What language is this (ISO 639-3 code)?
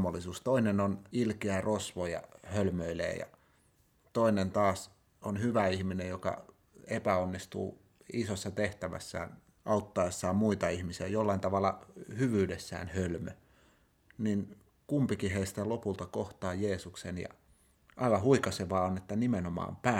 fin